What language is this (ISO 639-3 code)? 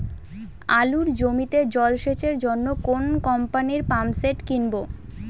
ben